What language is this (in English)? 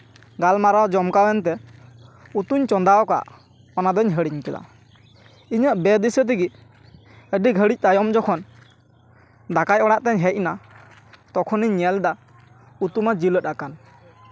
Santali